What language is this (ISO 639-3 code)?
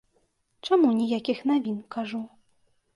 bel